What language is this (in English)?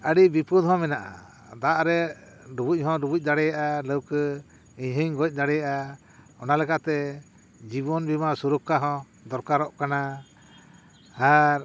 Santali